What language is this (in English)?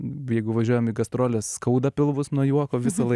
Lithuanian